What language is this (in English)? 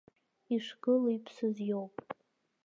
Abkhazian